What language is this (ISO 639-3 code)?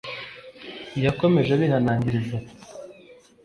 kin